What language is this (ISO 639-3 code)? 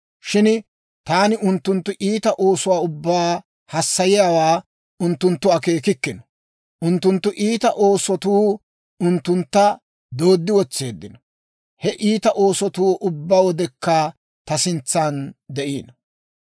dwr